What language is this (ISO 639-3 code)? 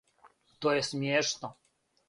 srp